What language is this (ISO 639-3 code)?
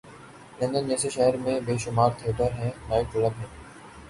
urd